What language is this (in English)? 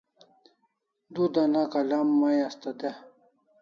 Kalasha